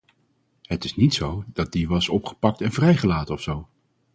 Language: Dutch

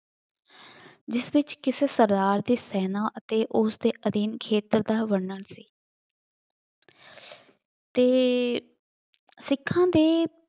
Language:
Punjabi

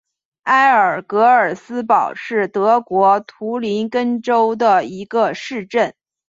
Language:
Chinese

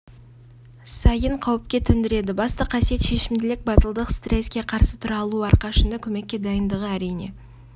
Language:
Kazakh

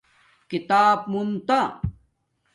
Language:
Domaaki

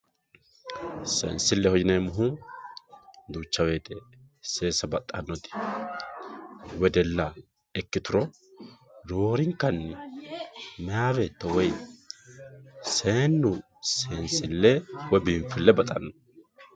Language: Sidamo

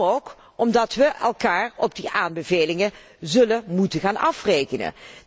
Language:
Dutch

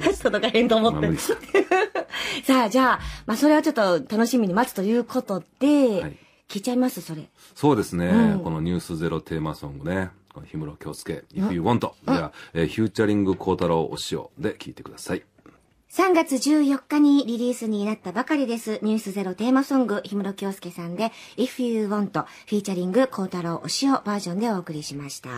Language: Japanese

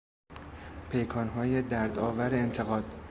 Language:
Persian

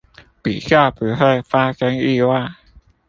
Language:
Chinese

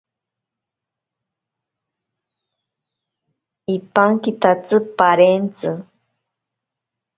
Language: Ashéninka Perené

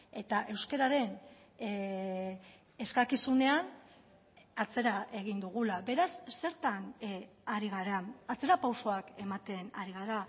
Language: Basque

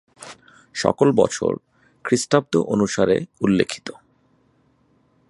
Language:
Bangla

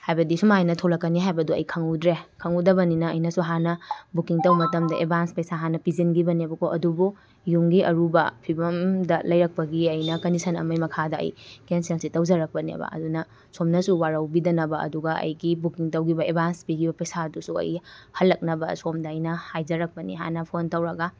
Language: Manipuri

